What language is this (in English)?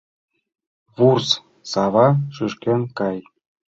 Mari